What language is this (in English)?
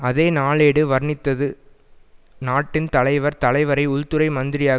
Tamil